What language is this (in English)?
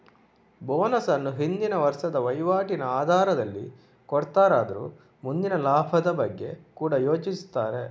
Kannada